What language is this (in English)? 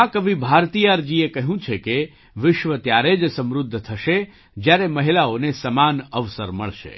Gujarati